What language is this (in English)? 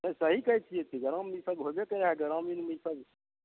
Maithili